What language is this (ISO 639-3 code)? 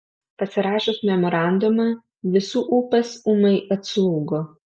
lit